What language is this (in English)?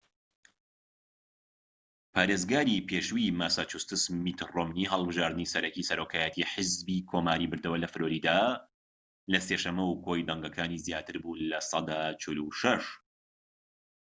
Central Kurdish